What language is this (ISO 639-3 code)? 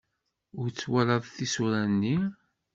kab